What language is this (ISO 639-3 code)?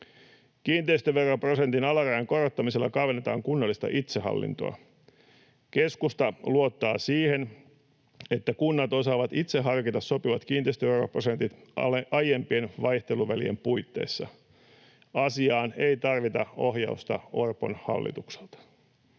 fin